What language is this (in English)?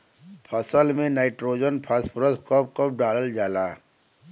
Bhojpuri